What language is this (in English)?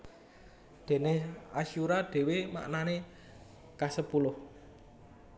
Javanese